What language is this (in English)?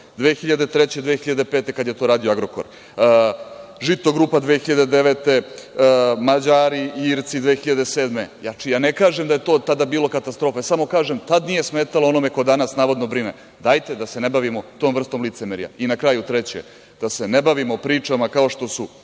Serbian